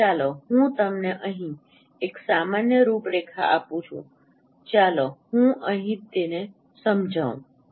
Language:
Gujarati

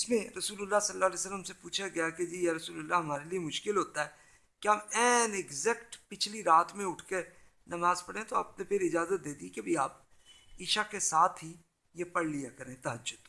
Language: Urdu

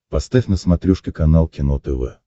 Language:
Russian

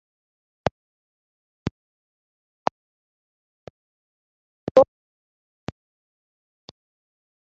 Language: Kinyarwanda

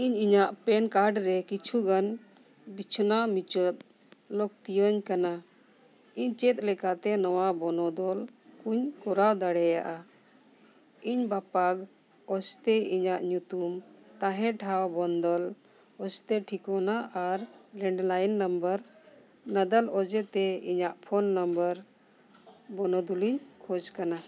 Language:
Santali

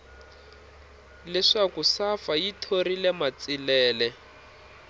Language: Tsonga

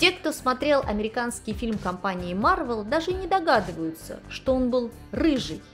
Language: Russian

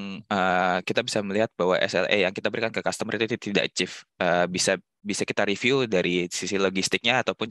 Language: Indonesian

